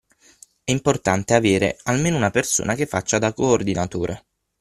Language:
Italian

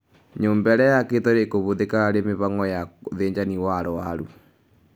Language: Kikuyu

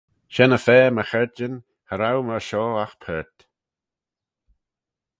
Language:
Manx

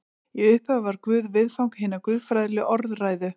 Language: Icelandic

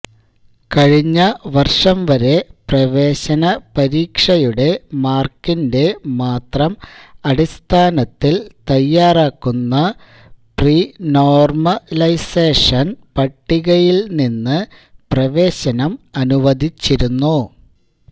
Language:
Malayalam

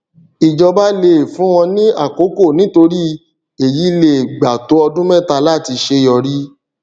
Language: Yoruba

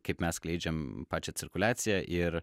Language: Lithuanian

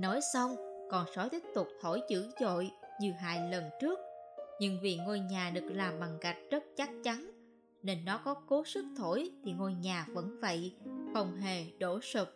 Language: Vietnamese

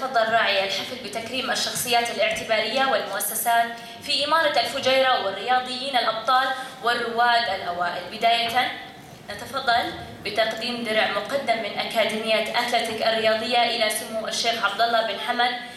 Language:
Arabic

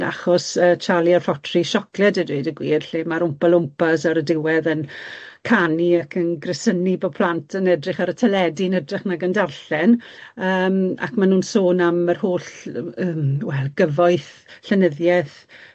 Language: Welsh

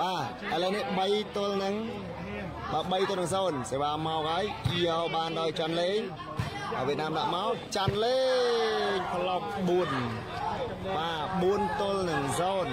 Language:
Thai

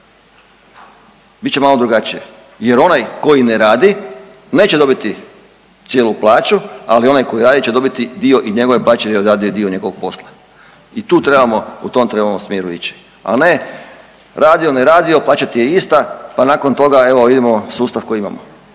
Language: Croatian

